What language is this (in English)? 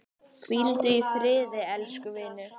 Icelandic